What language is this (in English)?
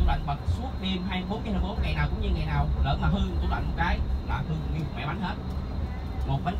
Vietnamese